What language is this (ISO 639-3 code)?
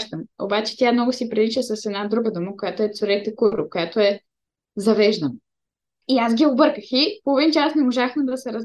bul